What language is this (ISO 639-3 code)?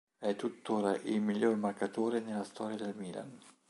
ita